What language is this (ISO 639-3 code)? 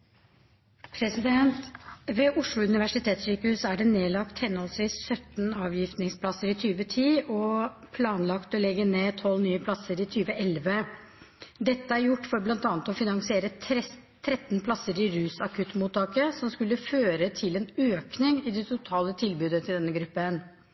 nor